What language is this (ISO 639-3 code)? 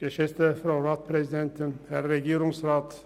gsw